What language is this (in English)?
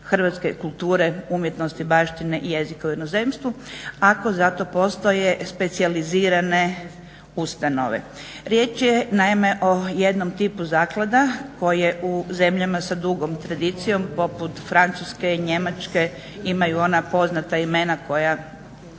Croatian